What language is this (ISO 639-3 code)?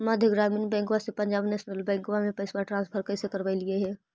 mag